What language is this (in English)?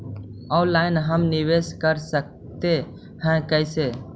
Magahi